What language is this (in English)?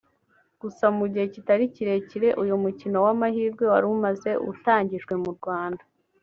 Kinyarwanda